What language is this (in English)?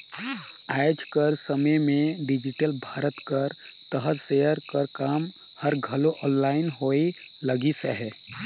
Chhattisgarhi